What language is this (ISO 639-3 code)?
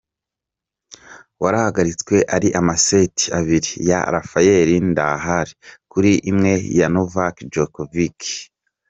kin